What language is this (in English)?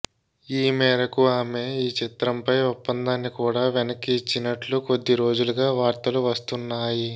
Telugu